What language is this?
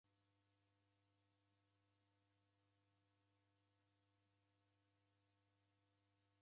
Taita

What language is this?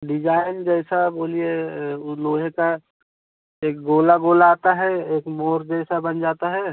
Hindi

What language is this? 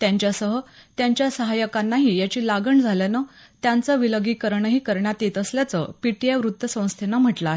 Marathi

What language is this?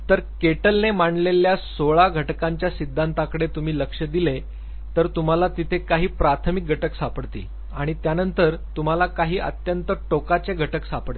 Marathi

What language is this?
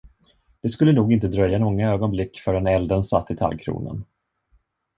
Swedish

